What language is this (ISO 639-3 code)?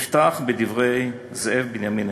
heb